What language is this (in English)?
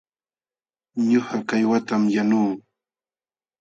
Jauja Wanca Quechua